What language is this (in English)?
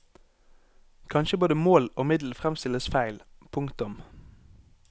Norwegian